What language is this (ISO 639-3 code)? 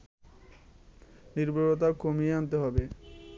ben